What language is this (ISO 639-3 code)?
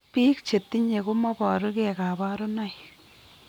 kln